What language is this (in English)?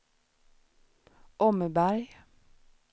Swedish